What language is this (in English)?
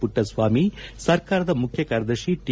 Kannada